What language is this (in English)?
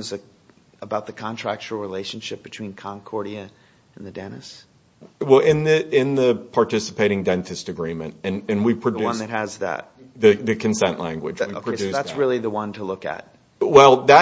English